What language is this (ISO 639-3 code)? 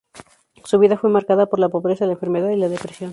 spa